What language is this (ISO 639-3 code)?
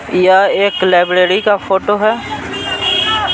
hin